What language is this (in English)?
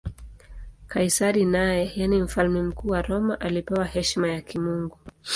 Swahili